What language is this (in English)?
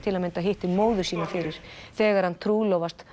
Icelandic